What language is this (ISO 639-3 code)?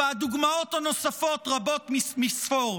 heb